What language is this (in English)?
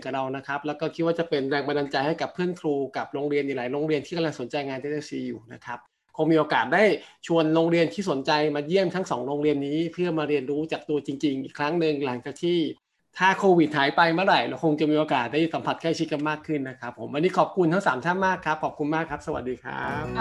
Thai